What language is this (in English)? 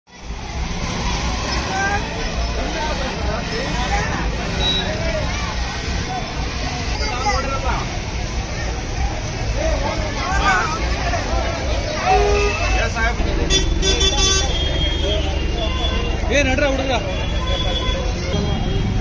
Kannada